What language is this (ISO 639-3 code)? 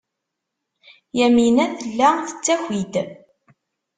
kab